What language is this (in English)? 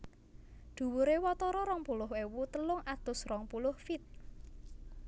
Javanese